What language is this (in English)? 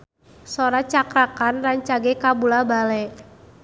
Sundanese